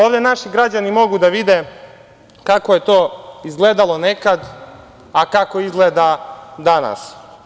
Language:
Serbian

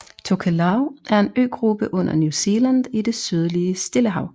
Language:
Danish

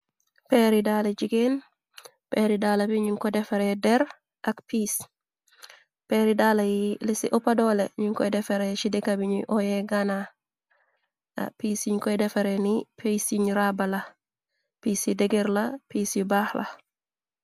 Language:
Wolof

